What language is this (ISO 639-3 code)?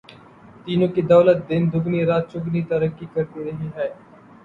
urd